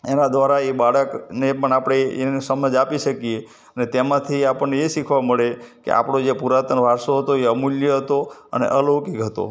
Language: Gujarati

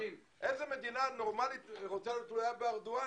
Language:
Hebrew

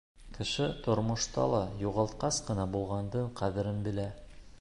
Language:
Bashkir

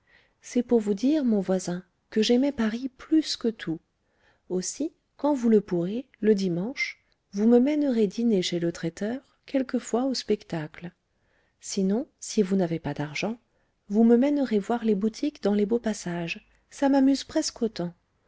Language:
French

